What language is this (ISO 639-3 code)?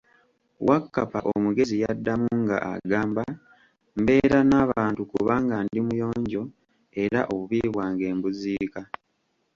lug